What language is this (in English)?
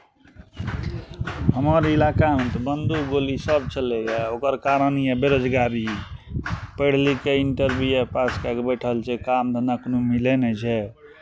Maithili